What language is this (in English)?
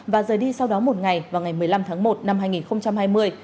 Vietnamese